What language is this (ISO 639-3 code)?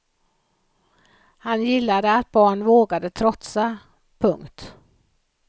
swe